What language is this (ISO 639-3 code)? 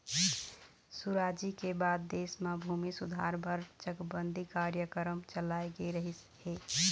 hne